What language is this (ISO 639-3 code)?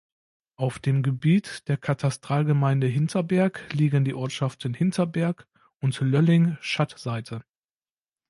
deu